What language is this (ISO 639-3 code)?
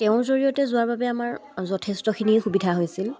asm